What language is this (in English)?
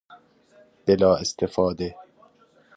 Persian